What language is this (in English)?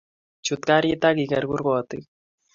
Kalenjin